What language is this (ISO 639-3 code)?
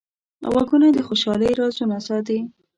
pus